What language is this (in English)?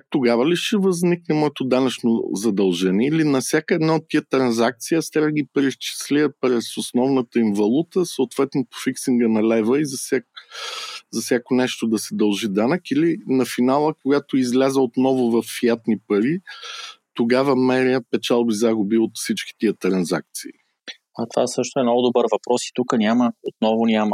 Bulgarian